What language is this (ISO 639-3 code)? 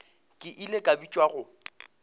nso